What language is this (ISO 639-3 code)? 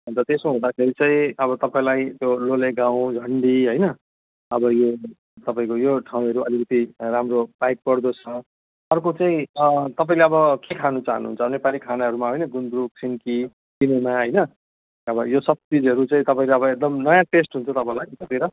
nep